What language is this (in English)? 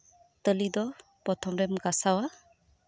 Santali